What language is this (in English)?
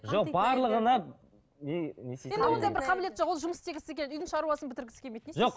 Kazakh